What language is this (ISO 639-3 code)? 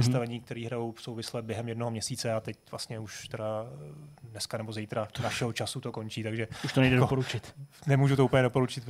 ces